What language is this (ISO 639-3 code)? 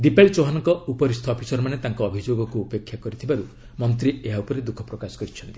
ori